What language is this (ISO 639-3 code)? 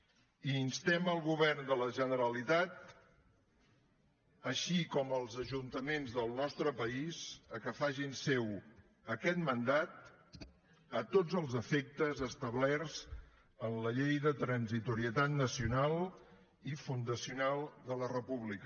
cat